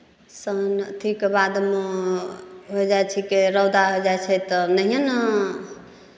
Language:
Maithili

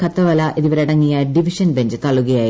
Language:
Malayalam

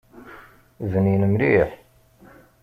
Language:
Kabyle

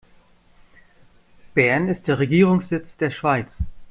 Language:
German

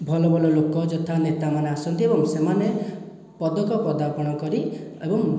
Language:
Odia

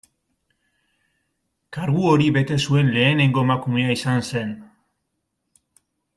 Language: Basque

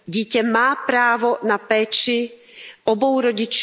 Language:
Czech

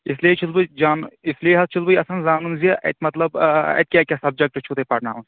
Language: Kashmiri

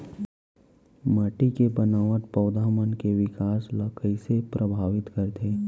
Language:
Chhattisgarhi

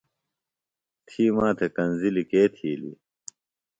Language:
Phalura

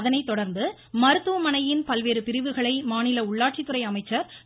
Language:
Tamil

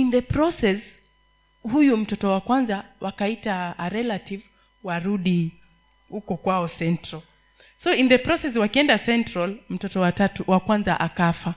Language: Swahili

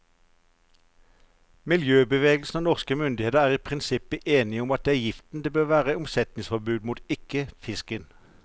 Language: Norwegian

